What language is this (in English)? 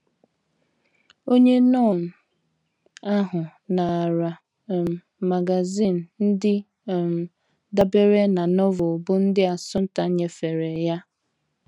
Igbo